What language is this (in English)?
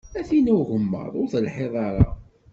Kabyle